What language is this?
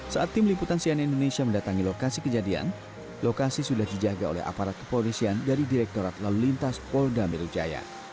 Indonesian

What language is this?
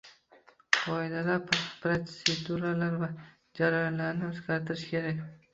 Uzbek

